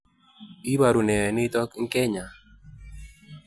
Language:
Kalenjin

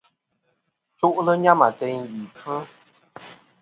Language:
Kom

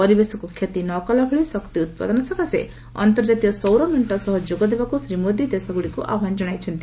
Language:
Odia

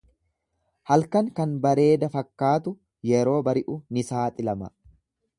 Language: Oromo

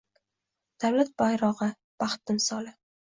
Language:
Uzbek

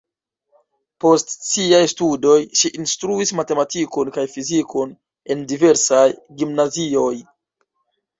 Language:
Esperanto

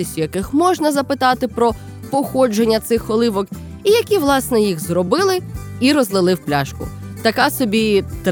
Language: Ukrainian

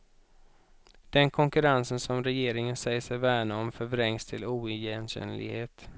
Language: Swedish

